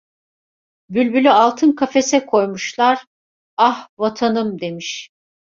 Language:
Turkish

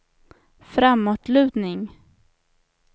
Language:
Swedish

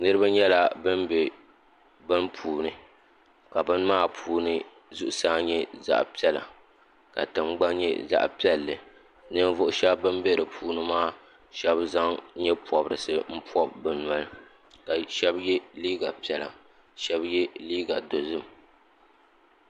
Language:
Dagbani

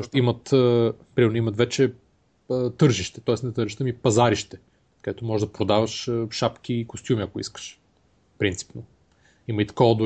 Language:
Bulgarian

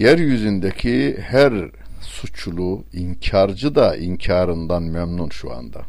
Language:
Turkish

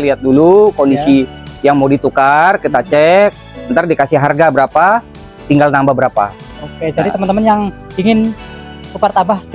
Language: Indonesian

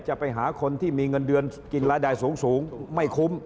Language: Thai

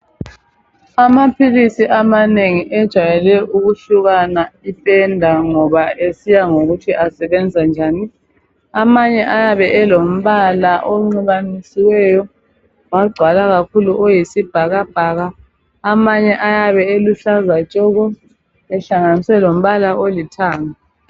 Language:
North Ndebele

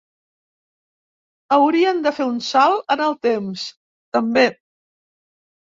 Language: Catalan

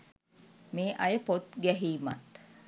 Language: Sinhala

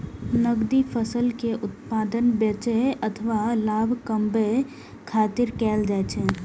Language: Maithili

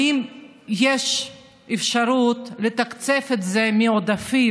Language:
Hebrew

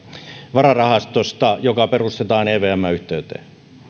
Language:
Finnish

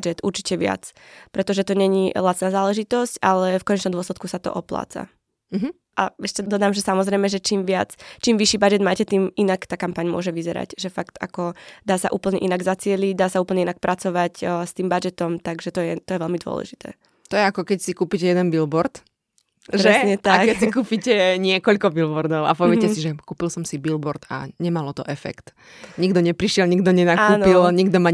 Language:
Slovak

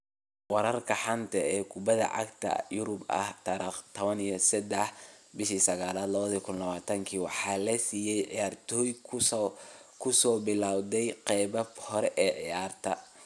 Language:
Somali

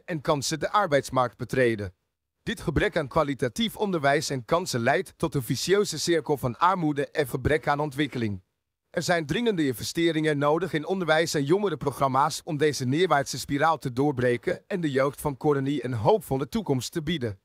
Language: Dutch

